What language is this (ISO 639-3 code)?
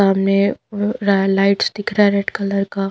hin